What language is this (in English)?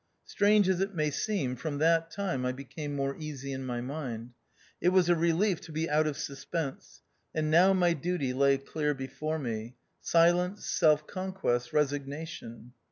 English